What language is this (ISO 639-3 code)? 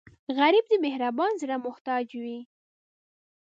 pus